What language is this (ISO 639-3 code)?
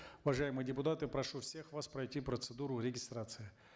kaz